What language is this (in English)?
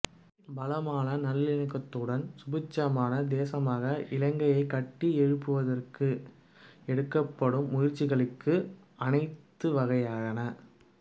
Tamil